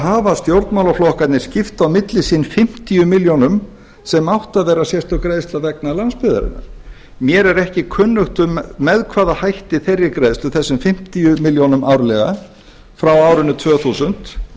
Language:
Icelandic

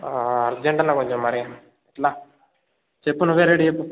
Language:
Telugu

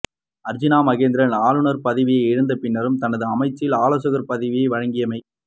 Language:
Tamil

